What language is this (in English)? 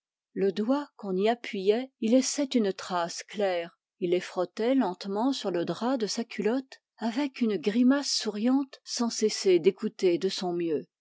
French